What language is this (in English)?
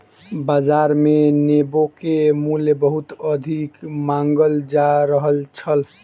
Maithili